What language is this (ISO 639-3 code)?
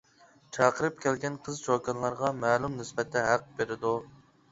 uig